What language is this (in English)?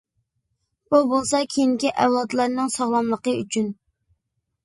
Uyghur